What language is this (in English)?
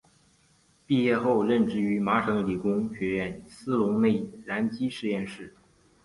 Chinese